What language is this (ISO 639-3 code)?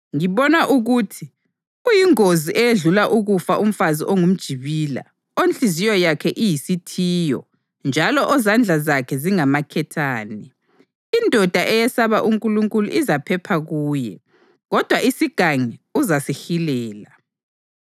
nde